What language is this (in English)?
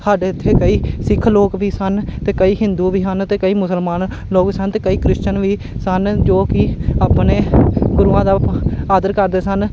Punjabi